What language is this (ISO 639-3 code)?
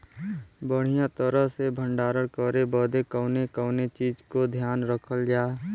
bho